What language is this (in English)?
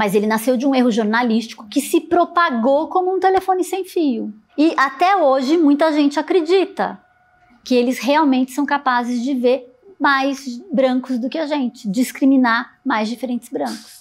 Portuguese